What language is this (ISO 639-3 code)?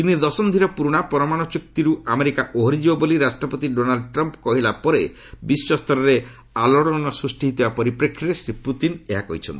ori